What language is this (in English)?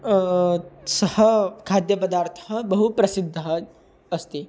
Sanskrit